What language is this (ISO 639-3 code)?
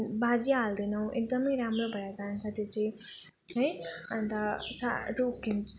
nep